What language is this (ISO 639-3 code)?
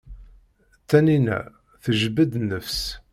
kab